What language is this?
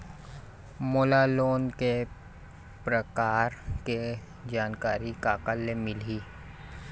Chhattisgarhi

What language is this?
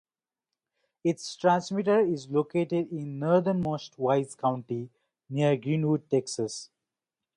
English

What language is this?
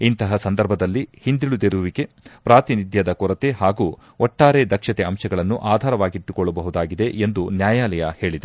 Kannada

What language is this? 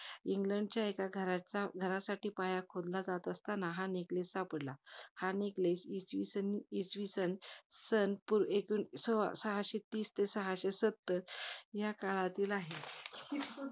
Marathi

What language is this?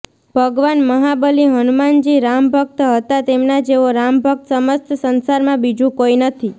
Gujarati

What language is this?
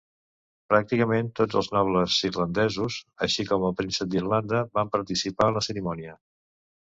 Catalan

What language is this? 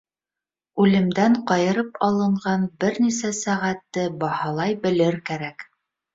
Bashkir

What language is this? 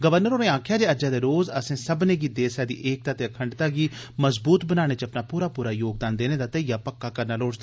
Dogri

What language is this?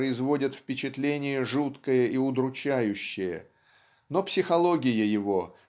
Russian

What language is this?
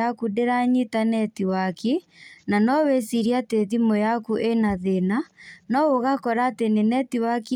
Kikuyu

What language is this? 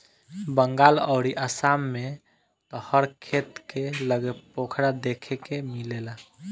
Bhojpuri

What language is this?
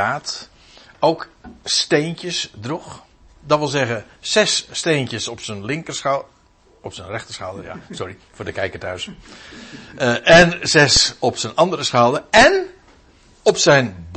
Dutch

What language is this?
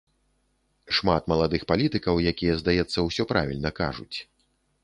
Belarusian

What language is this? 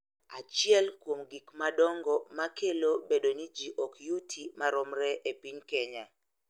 Luo (Kenya and Tanzania)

